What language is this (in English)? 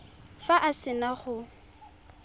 Tswana